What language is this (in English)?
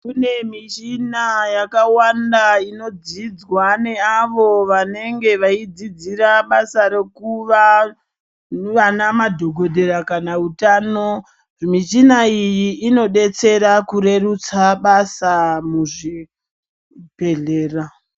Ndau